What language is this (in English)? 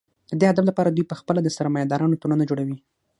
Pashto